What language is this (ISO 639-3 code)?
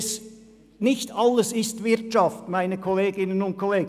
gsw